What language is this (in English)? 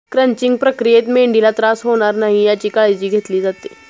Marathi